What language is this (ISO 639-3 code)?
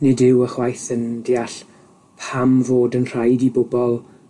cym